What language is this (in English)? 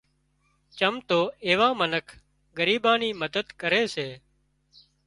Wadiyara Koli